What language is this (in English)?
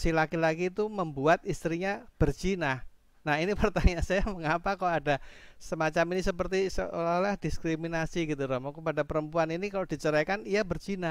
Indonesian